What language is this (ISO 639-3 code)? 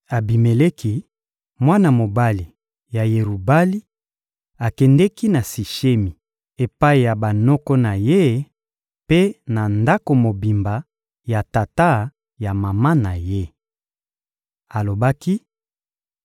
lin